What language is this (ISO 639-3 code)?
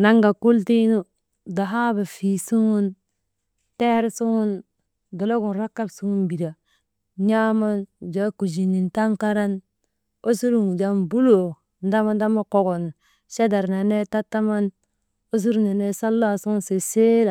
mde